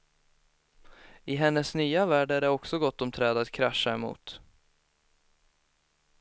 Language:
Swedish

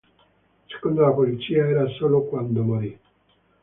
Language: Italian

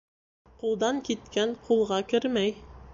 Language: Bashkir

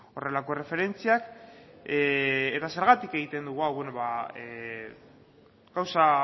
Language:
Basque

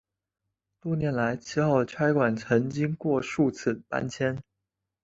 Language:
Chinese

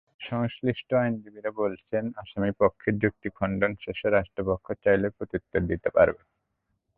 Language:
Bangla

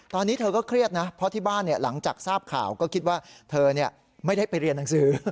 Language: Thai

